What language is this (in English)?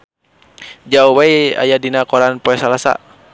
Sundanese